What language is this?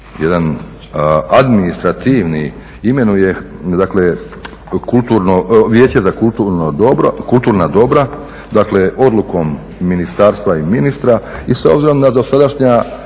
Croatian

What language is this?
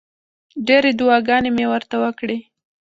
Pashto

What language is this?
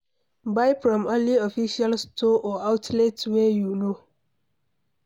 Nigerian Pidgin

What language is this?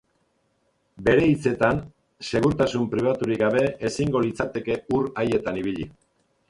Basque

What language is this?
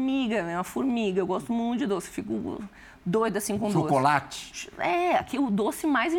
Portuguese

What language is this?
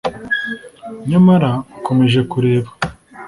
Kinyarwanda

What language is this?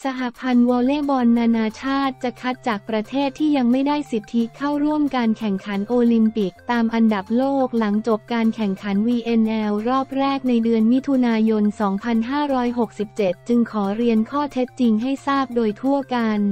Thai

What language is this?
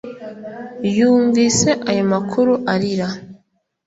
Kinyarwanda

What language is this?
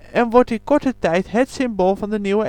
Dutch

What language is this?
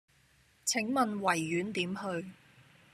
Cantonese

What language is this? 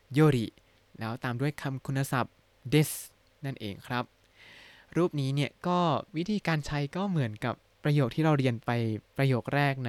Thai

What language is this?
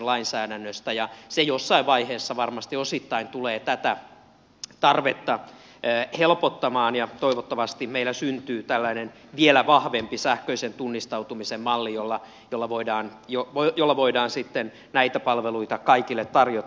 Finnish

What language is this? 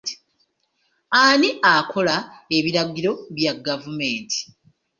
Ganda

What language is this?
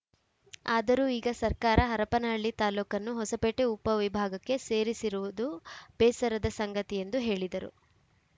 Kannada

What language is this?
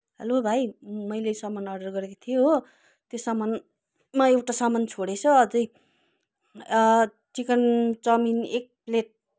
Nepali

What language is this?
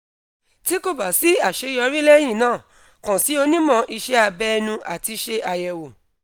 Yoruba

